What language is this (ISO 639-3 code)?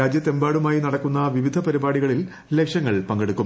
mal